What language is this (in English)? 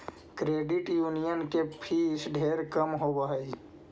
Magahi